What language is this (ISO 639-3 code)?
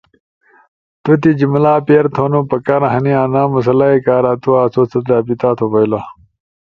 ush